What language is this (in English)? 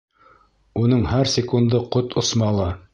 Bashkir